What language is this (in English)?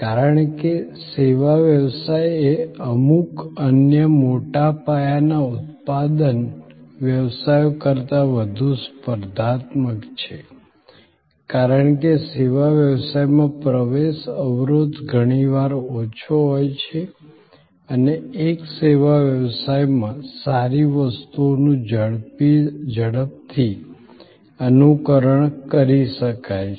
Gujarati